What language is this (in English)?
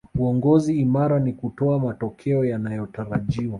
Swahili